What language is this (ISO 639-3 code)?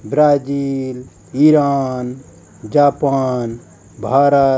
hin